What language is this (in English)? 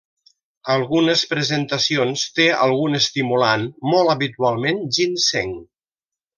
Catalan